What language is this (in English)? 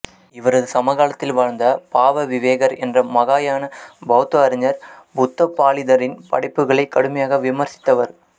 Tamil